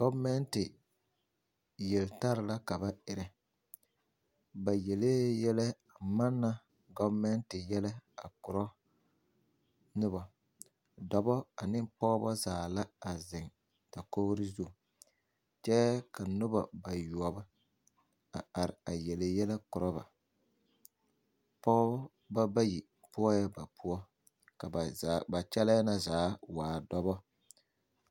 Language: Southern Dagaare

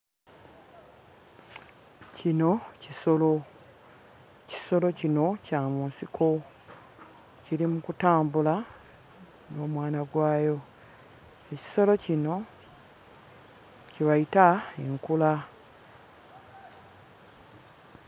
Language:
Ganda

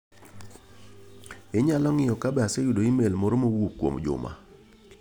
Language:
Luo (Kenya and Tanzania)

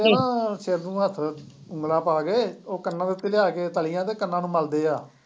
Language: Punjabi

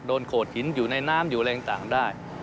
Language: Thai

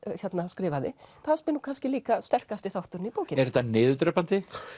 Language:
Icelandic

